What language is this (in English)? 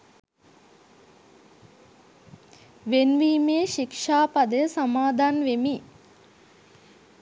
Sinhala